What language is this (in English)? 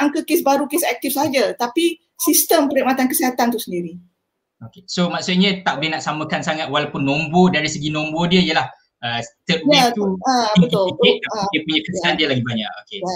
Malay